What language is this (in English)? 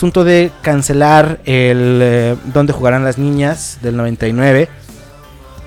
Spanish